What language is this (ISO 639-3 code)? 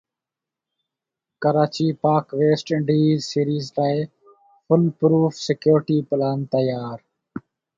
snd